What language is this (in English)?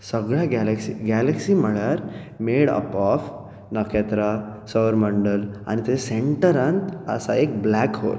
Konkani